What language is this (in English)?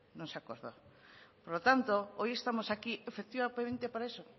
Spanish